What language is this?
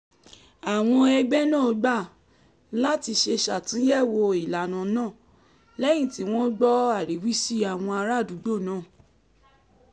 Yoruba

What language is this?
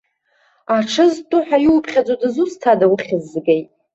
Abkhazian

